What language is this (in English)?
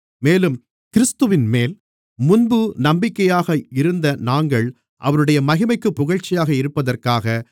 Tamil